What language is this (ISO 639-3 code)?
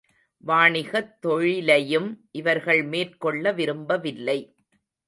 tam